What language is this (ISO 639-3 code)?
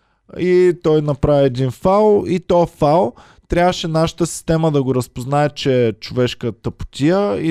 bul